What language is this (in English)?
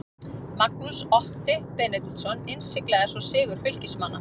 Icelandic